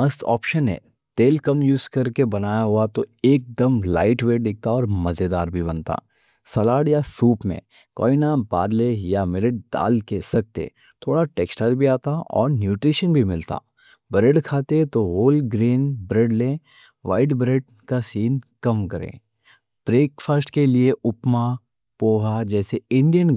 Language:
Deccan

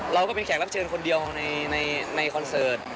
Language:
Thai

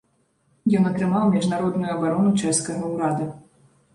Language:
Belarusian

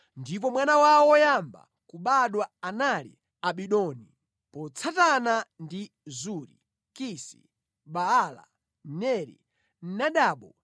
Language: Nyanja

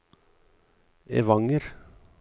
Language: Norwegian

